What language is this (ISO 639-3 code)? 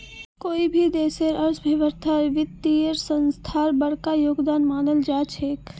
mag